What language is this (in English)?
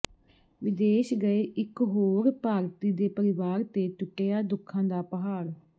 Punjabi